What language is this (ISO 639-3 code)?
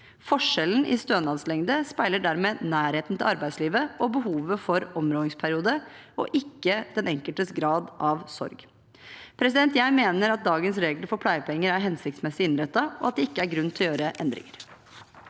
nor